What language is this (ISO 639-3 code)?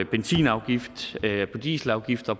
dan